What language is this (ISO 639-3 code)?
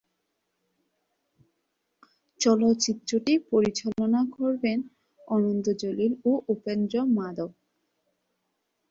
ben